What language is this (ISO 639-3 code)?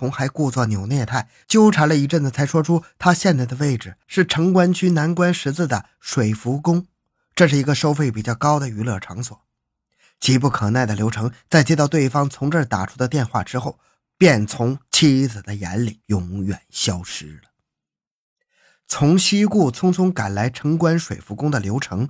zho